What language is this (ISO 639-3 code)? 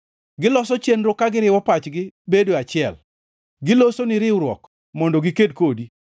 luo